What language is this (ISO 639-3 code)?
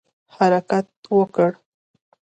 pus